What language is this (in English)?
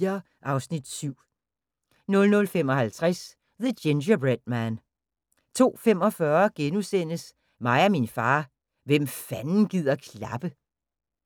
Danish